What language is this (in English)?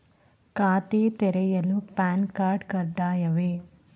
Kannada